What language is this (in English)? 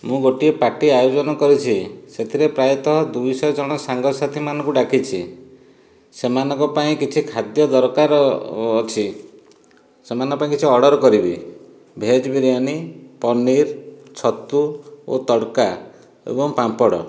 Odia